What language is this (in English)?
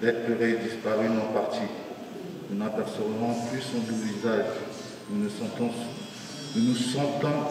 French